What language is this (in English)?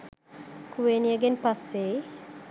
Sinhala